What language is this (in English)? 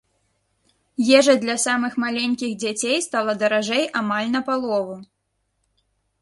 Belarusian